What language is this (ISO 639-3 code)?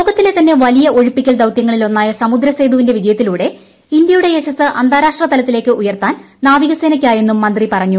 mal